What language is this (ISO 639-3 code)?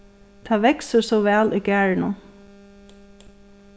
fao